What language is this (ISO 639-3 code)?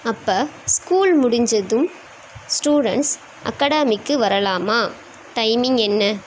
tam